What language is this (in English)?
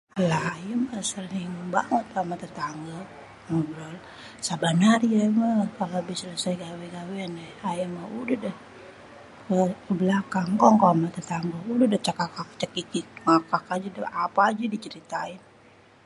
Betawi